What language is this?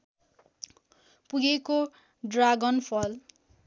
Nepali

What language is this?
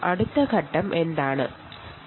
Malayalam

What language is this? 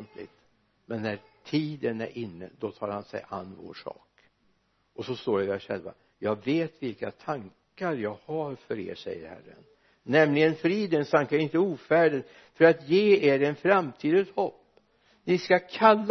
Swedish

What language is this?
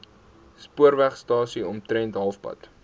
Afrikaans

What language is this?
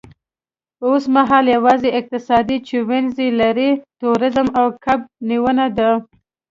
Pashto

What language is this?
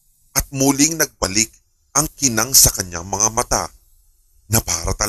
Filipino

